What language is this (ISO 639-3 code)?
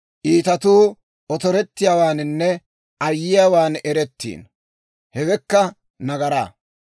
dwr